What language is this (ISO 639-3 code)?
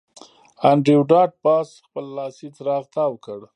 pus